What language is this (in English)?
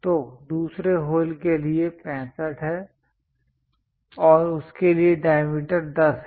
Hindi